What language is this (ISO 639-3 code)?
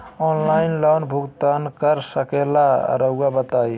mag